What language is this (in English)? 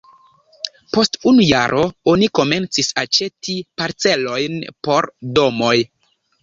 Esperanto